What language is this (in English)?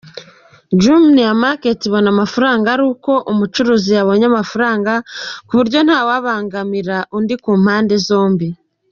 Kinyarwanda